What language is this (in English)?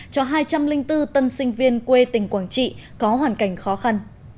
Vietnamese